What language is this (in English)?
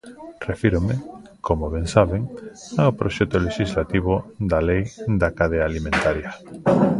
Galician